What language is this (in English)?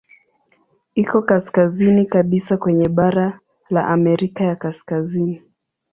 Swahili